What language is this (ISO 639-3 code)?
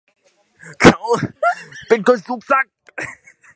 tha